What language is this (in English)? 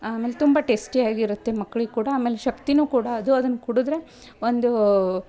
Kannada